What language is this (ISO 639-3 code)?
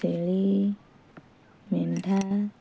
ori